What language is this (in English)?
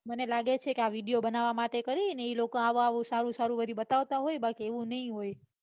Gujarati